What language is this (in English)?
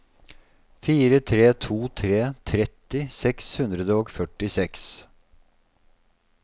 Norwegian